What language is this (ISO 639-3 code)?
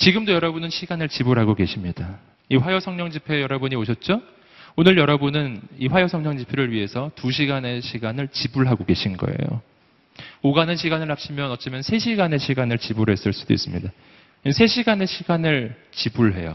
kor